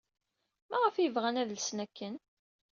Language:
Kabyle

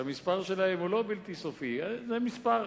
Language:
Hebrew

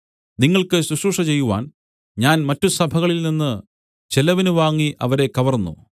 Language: Malayalam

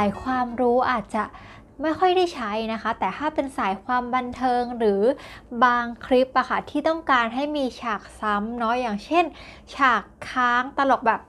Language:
Thai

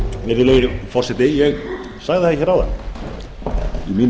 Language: Icelandic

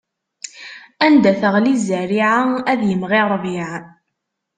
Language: Kabyle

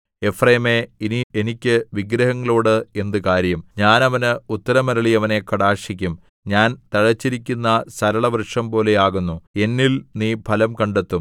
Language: Malayalam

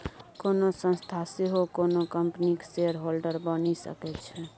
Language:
Maithili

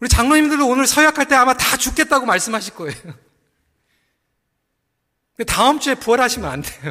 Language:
Korean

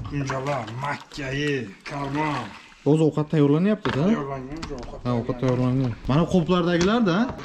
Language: Turkish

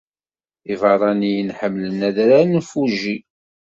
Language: Kabyle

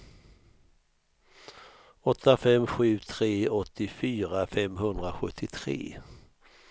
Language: Swedish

